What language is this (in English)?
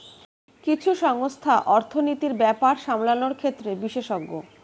Bangla